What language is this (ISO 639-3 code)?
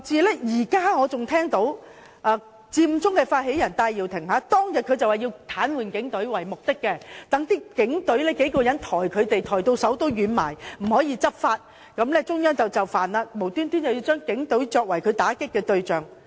yue